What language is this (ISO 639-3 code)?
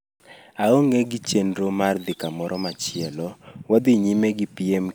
luo